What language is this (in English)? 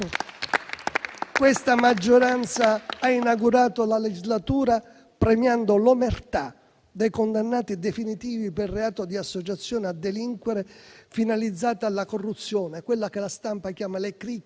Italian